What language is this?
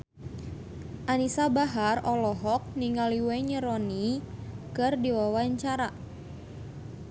Sundanese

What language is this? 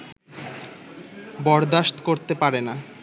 Bangla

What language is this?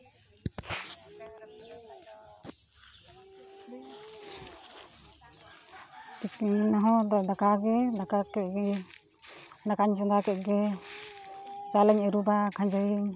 Santali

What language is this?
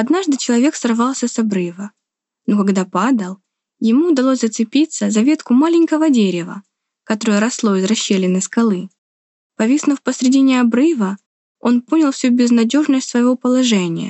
Russian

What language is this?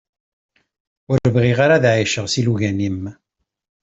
Kabyle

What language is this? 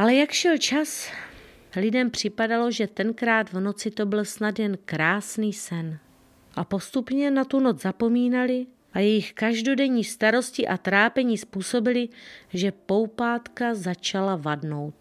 Czech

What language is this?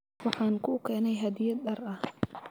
Somali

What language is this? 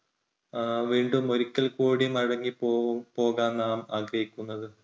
Malayalam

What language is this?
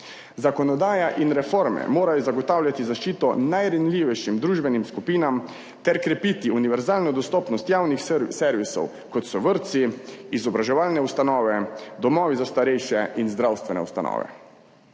Slovenian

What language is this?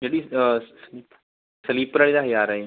Punjabi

